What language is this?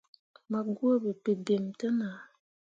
Mundang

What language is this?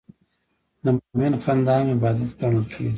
Pashto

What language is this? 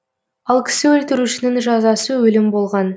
Kazakh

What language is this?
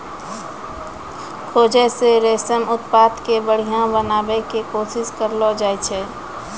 Maithili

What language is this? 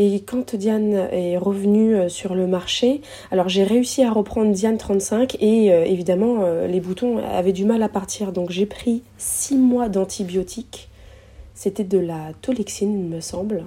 French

